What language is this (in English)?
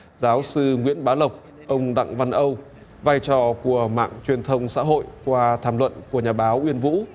Vietnamese